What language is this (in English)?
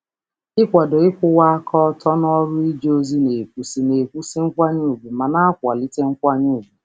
Igbo